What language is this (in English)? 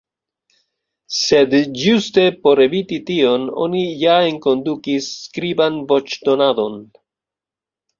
Esperanto